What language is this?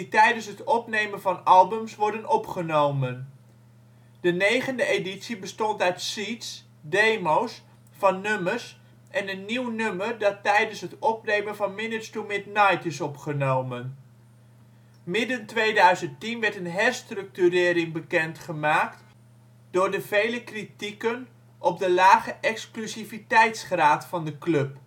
Dutch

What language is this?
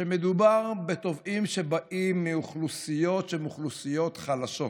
Hebrew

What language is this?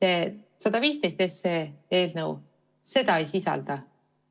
Estonian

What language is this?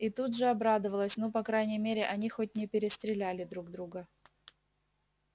Russian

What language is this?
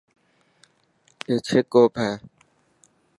Dhatki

